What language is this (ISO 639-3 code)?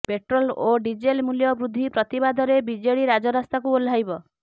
ori